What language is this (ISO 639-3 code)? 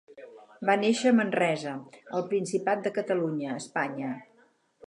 cat